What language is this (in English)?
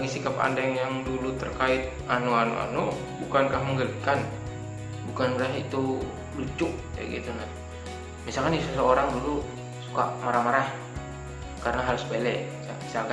Indonesian